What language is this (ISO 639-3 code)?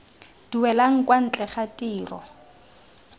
tsn